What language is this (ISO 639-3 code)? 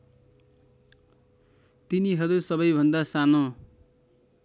nep